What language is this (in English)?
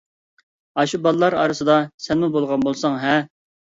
Uyghur